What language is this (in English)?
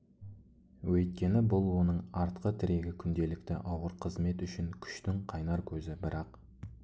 Kazakh